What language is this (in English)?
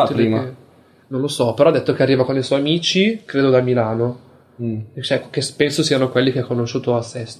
Italian